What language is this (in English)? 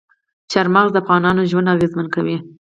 Pashto